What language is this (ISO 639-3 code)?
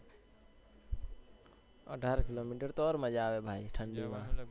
guj